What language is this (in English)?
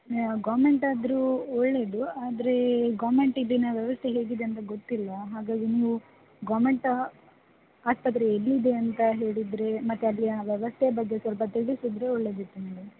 Kannada